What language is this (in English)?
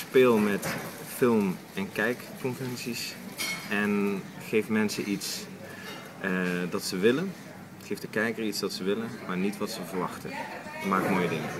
Dutch